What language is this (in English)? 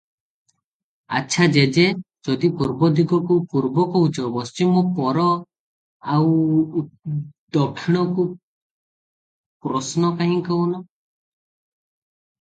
Odia